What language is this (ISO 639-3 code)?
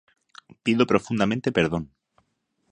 glg